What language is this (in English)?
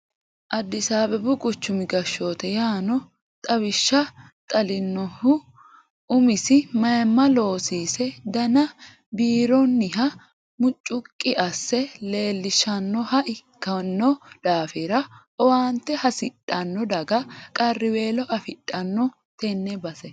Sidamo